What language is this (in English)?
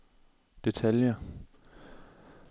Danish